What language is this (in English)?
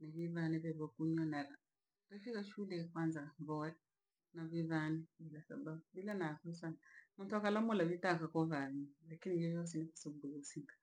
Langi